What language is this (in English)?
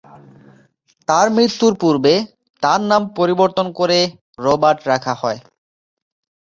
Bangla